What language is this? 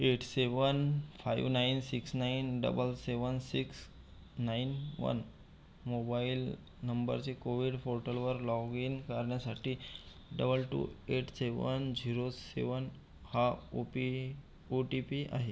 Marathi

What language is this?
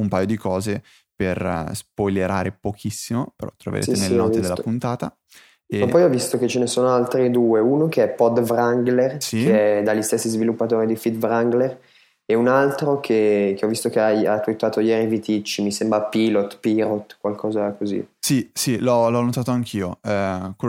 Italian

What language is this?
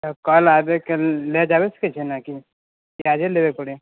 Maithili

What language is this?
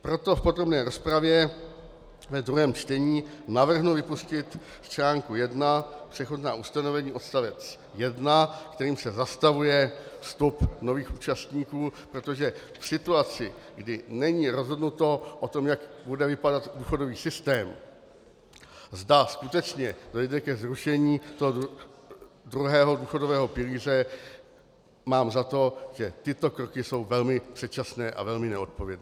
Czech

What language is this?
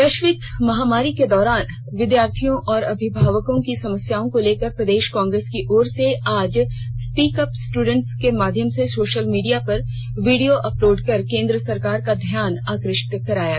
Hindi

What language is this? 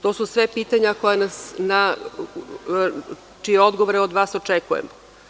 Serbian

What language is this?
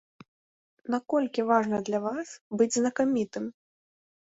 Belarusian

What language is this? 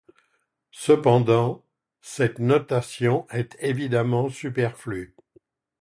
French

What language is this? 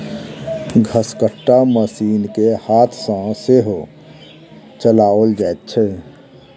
Maithili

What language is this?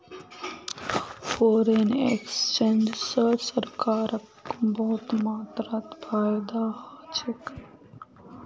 Magahi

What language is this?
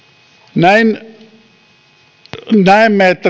Finnish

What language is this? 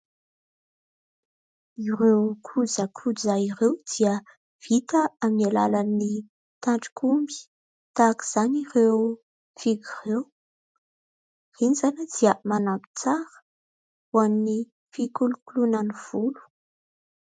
Malagasy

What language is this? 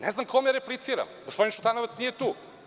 Serbian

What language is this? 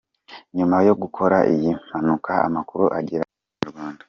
Kinyarwanda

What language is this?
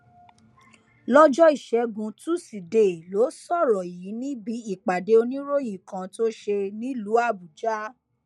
Yoruba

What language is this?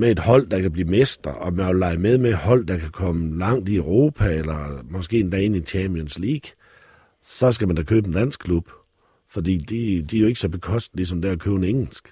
Danish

